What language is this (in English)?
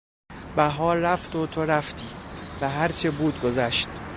Persian